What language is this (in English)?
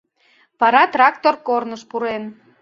Mari